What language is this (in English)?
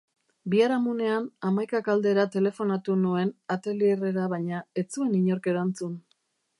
Basque